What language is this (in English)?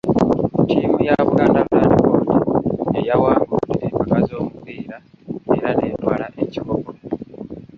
Ganda